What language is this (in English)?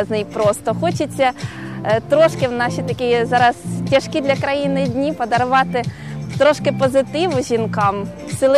Ukrainian